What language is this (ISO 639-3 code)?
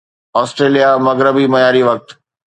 snd